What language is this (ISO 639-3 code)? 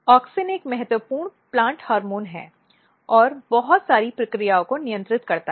hin